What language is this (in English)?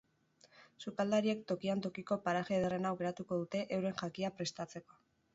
Basque